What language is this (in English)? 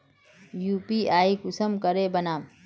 Magahi